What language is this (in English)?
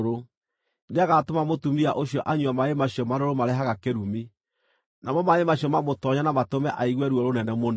Kikuyu